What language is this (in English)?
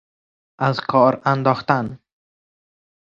Persian